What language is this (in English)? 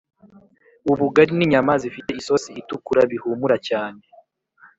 Kinyarwanda